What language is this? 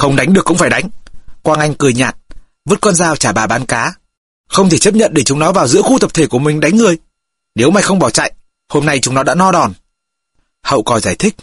Vietnamese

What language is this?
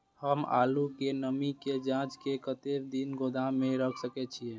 Maithili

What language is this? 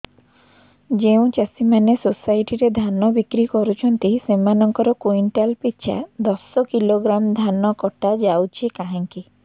Odia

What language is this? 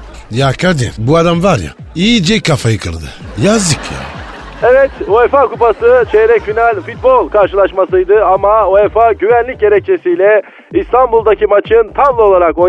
Turkish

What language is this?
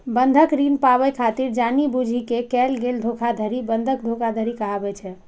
Maithili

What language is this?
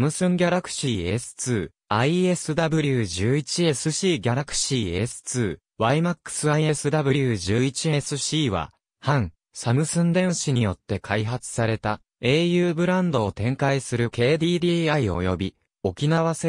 Japanese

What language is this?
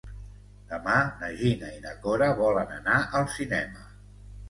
Catalan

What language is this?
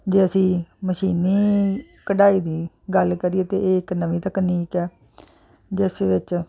Punjabi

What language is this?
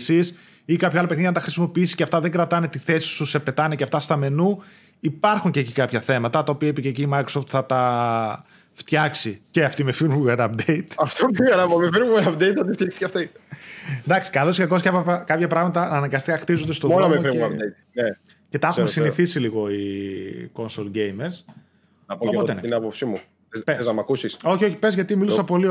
Greek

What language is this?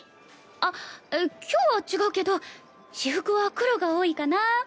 Japanese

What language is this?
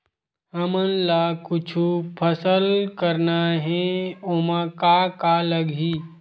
Chhattisgarhi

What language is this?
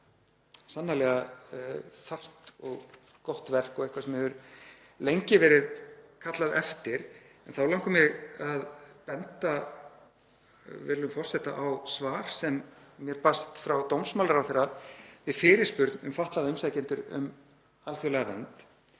Icelandic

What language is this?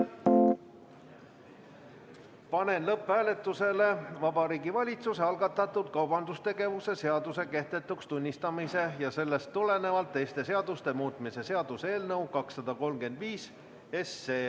Estonian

